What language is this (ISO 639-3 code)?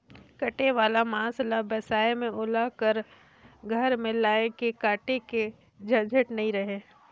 hne